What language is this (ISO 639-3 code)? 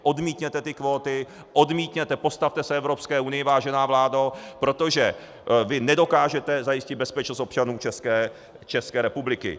ces